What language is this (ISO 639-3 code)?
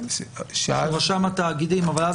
heb